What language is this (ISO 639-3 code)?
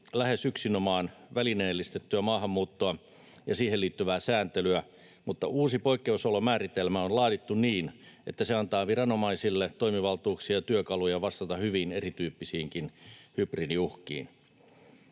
fin